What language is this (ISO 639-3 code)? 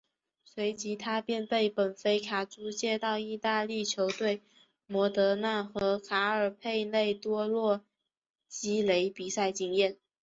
zho